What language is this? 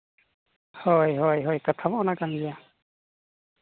Santali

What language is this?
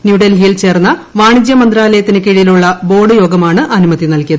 Malayalam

